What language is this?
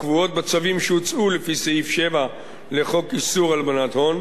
Hebrew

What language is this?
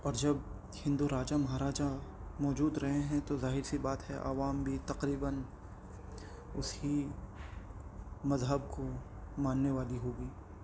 Urdu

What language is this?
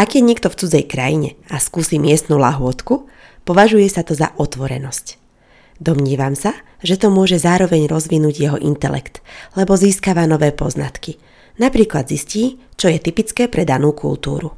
Slovak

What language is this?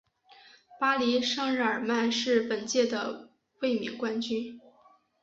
Chinese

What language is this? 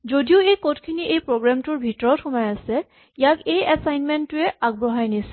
Assamese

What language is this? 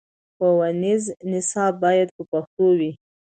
Pashto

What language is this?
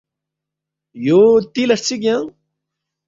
Balti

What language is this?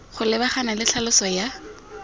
Tswana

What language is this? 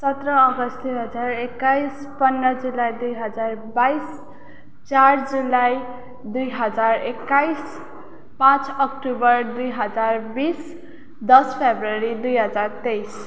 Nepali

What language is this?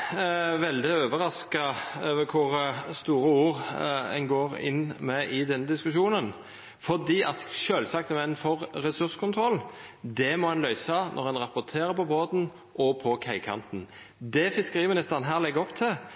Norwegian Nynorsk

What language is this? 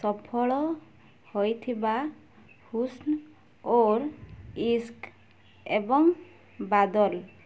Odia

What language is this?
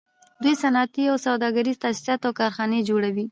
Pashto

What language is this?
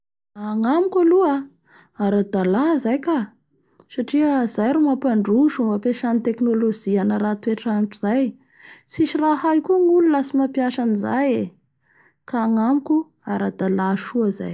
Bara Malagasy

